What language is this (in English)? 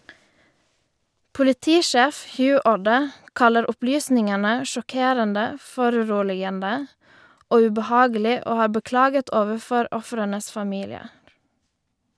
Norwegian